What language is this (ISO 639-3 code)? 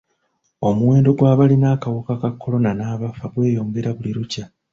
lug